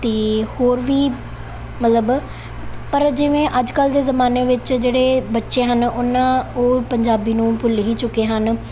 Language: Punjabi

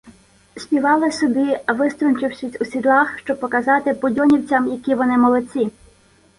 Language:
Ukrainian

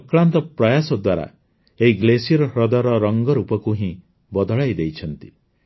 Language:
Odia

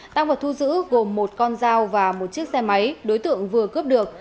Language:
Vietnamese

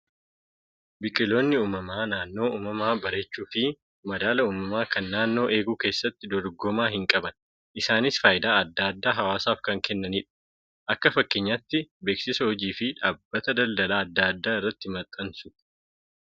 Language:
Oromo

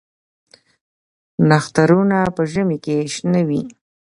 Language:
Pashto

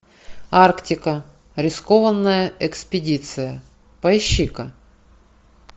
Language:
Russian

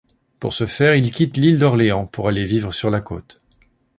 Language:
French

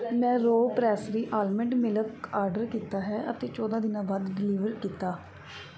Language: Punjabi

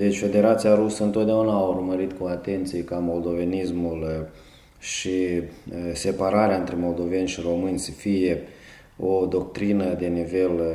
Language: Romanian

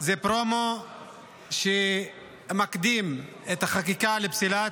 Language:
Hebrew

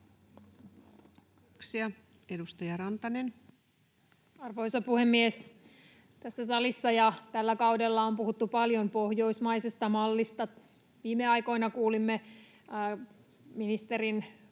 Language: Finnish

